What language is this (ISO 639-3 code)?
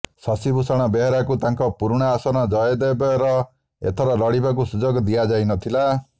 ori